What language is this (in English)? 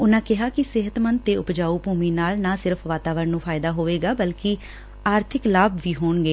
Punjabi